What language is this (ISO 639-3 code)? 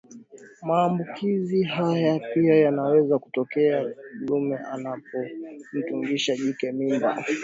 swa